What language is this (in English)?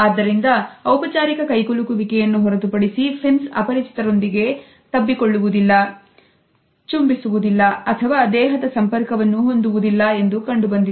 Kannada